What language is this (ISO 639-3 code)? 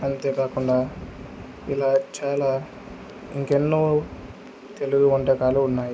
tel